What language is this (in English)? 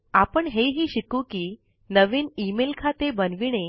Marathi